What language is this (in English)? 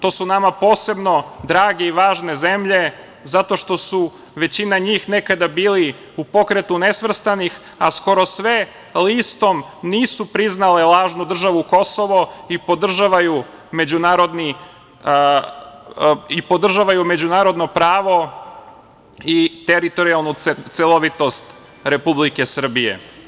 Serbian